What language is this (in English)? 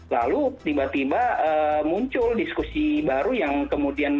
Indonesian